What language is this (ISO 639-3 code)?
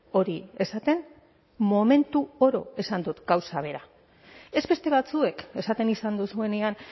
eus